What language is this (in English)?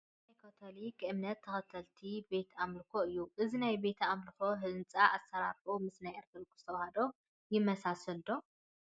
Tigrinya